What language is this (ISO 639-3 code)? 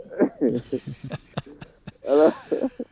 ful